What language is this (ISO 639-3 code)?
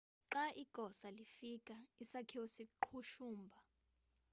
xho